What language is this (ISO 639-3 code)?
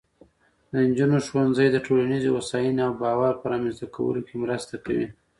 pus